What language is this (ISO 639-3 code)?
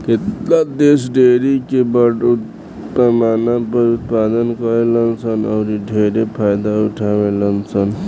bho